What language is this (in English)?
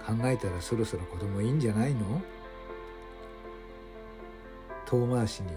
Japanese